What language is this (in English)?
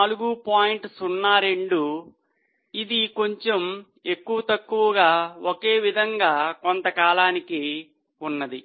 Telugu